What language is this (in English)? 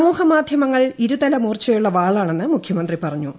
Malayalam